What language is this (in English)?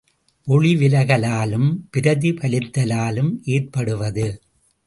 Tamil